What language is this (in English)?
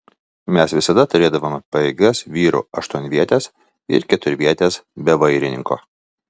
Lithuanian